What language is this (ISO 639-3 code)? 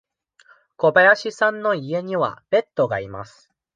jpn